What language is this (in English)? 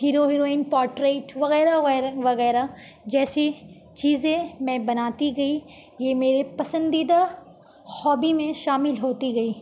Urdu